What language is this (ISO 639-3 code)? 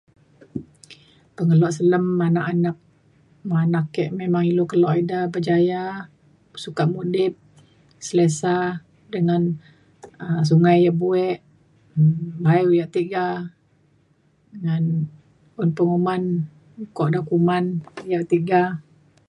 xkl